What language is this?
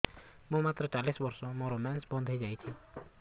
Odia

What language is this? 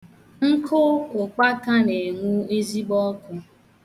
Igbo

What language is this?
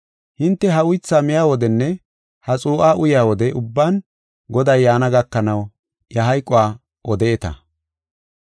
Gofa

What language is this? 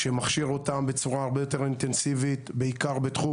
Hebrew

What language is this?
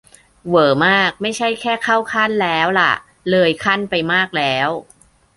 Thai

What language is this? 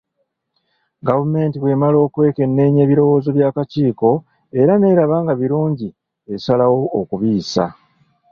Ganda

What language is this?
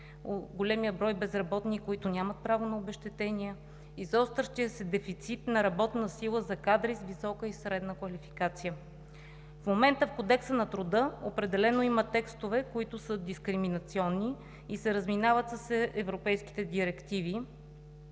Bulgarian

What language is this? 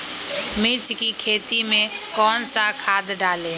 Magahi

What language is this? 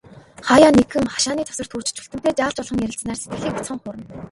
Mongolian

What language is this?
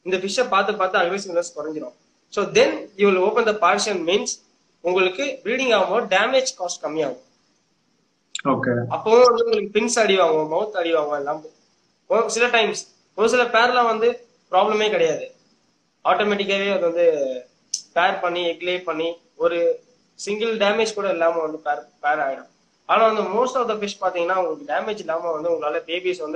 Tamil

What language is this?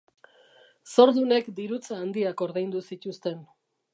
Basque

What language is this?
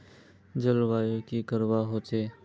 Magahi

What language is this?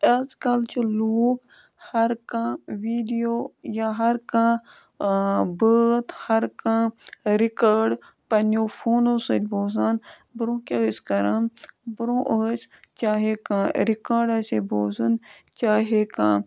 Kashmiri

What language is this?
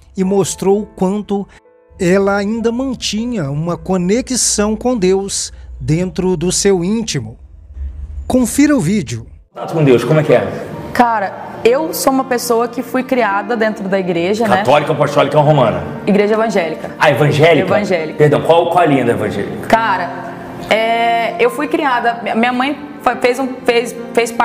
Portuguese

